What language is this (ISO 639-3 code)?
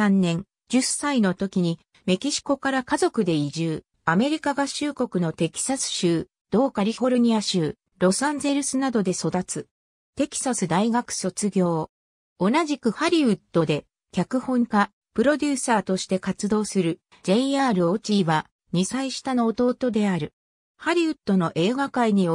jpn